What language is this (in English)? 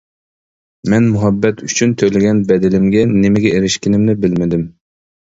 Uyghur